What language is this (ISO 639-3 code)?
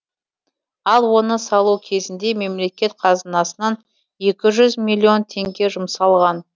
kaz